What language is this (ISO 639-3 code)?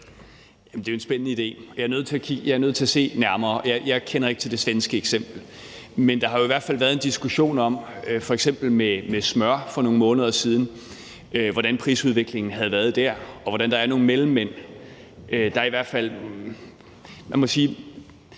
dan